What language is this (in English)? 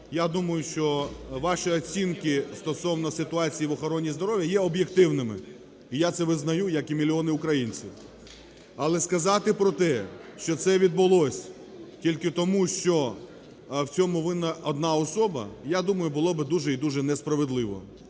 Ukrainian